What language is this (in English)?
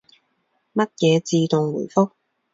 Cantonese